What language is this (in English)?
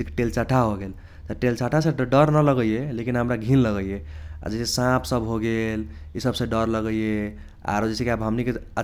Kochila Tharu